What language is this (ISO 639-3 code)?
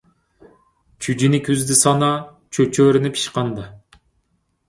uig